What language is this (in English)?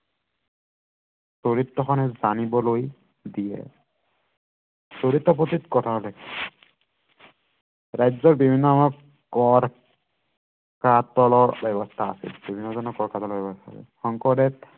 Assamese